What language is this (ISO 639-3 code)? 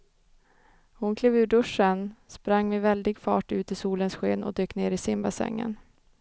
swe